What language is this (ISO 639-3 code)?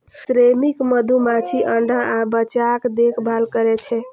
mai